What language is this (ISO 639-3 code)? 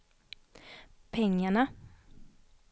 swe